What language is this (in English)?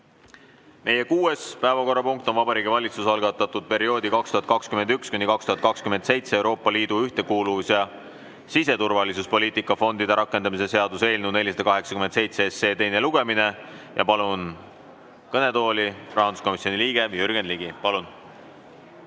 Estonian